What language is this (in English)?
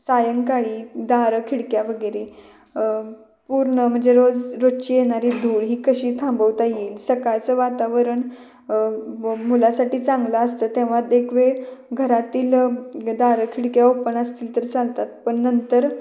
Marathi